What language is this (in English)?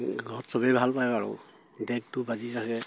Assamese